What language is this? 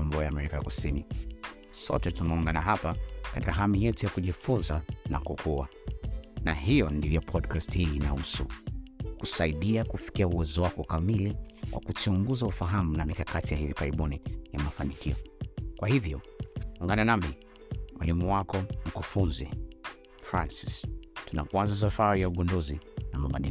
Swahili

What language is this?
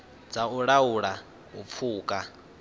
Venda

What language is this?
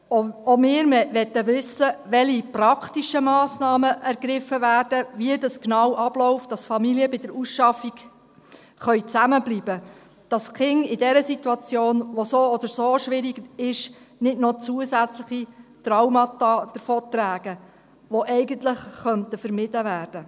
Swiss German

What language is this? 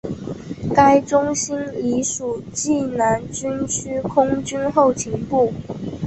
Chinese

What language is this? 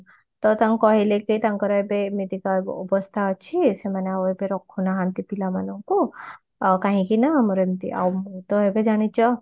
Odia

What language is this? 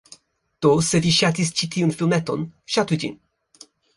Esperanto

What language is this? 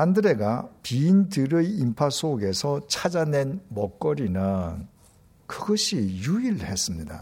Korean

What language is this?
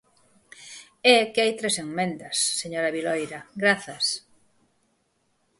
Galician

